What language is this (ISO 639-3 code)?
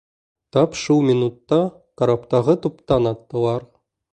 bak